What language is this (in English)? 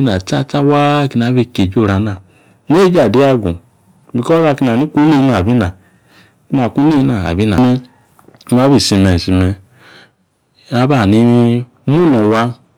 Yace